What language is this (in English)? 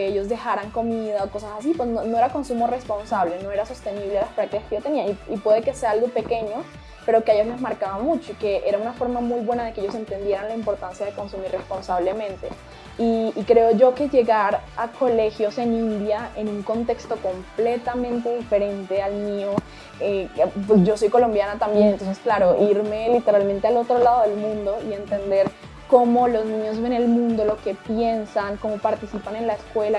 Spanish